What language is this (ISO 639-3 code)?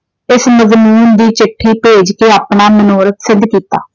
pan